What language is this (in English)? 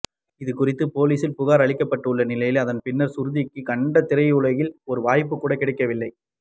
Tamil